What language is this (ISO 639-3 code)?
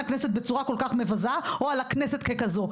heb